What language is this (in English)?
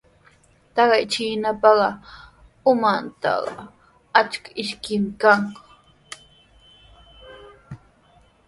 Sihuas Ancash Quechua